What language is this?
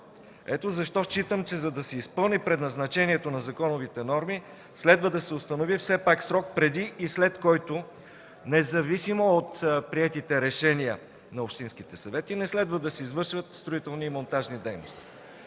Bulgarian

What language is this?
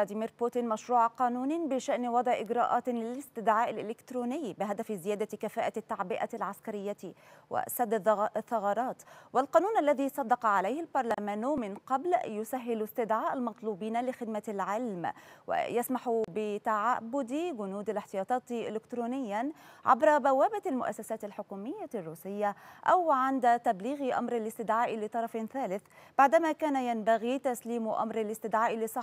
Arabic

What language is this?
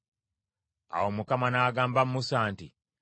Ganda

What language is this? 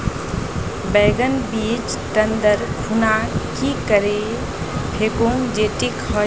Magahi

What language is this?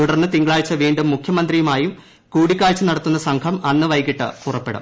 Malayalam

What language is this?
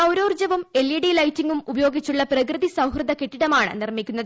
Malayalam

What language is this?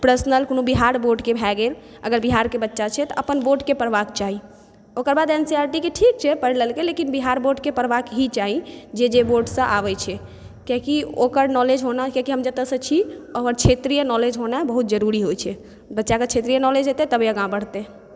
Maithili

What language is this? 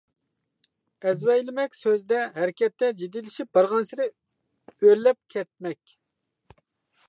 Uyghur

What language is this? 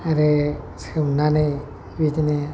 Bodo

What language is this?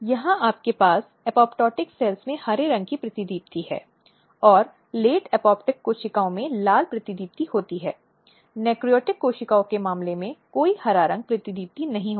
Hindi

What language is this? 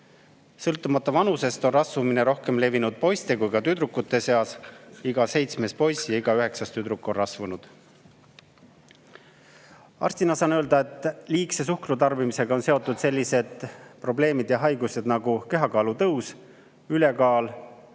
Estonian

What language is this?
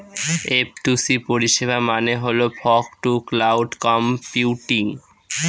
Bangla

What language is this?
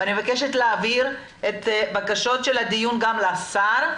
Hebrew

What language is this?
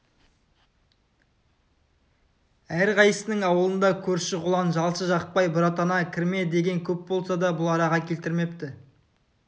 Kazakh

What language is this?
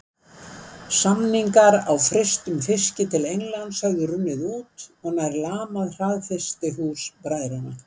Icelandic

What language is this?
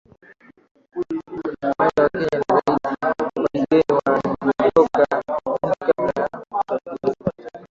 Swahili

